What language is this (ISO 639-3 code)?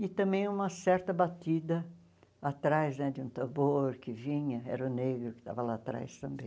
por